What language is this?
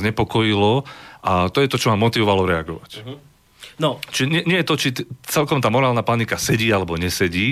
Slovak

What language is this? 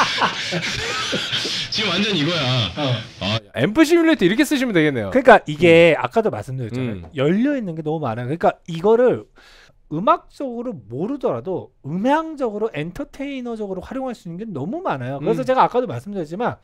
Korean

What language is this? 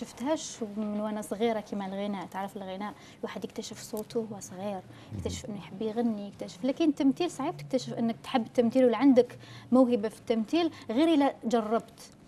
Arabic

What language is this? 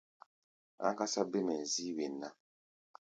Gbaya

